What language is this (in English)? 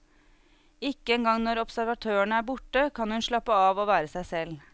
Norwegian